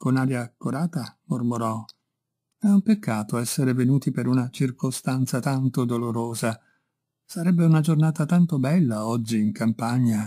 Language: Italian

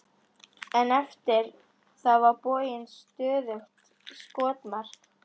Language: Icelandic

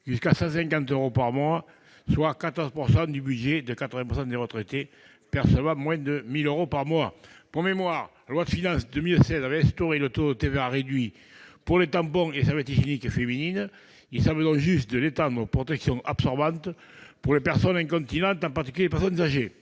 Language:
French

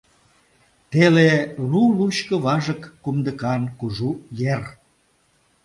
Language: Mari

